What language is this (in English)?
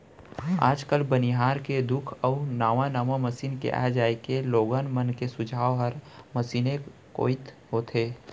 Chhattisgarhi